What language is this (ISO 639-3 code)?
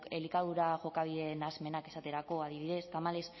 eus